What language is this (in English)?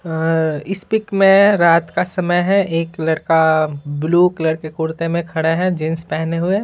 Hindi